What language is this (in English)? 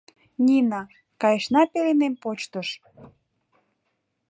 Mari